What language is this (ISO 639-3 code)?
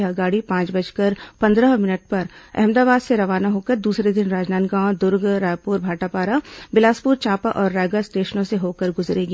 hin